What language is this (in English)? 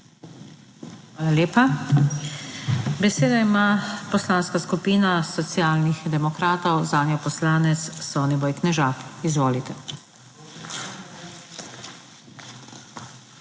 Slovenian